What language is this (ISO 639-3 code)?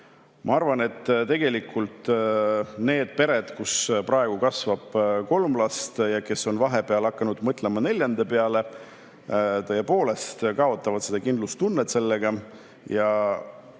est